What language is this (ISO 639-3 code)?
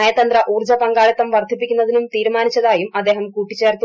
mal